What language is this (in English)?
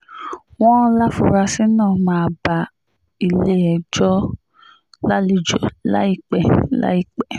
Yoruba